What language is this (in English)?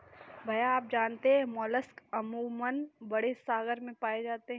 Hindi